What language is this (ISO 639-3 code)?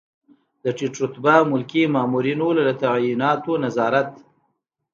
pus